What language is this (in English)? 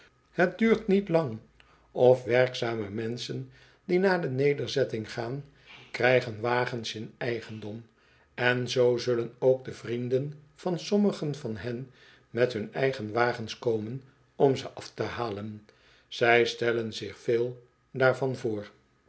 Dutch